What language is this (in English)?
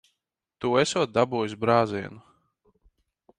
Latvian